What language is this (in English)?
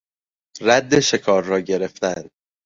Persian